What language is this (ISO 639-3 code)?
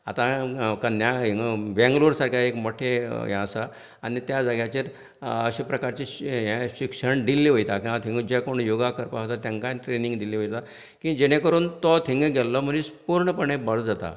kok